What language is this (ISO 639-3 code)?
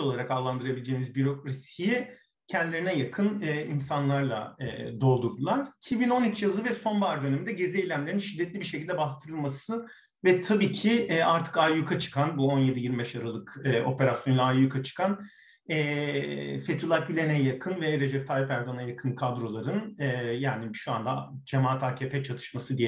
tur